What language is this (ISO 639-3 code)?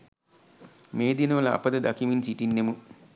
sin